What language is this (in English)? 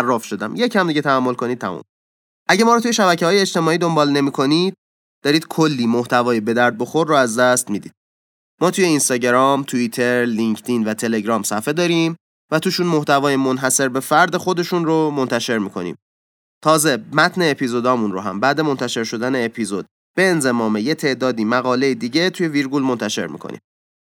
Persian